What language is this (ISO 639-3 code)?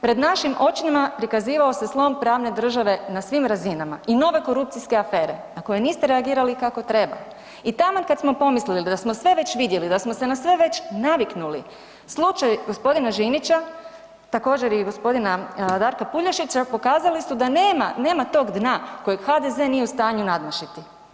hrv